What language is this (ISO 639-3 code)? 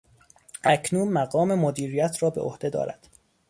fas